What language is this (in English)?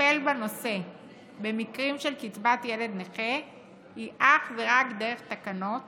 Hebrew